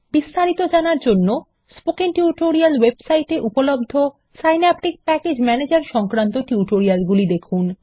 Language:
Bangla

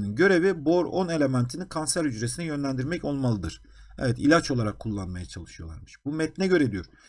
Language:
Turkish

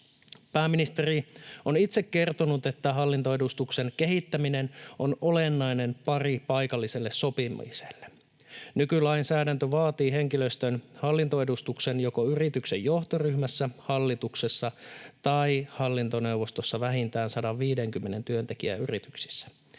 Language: Finnish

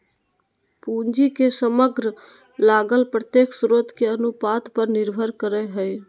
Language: Magahi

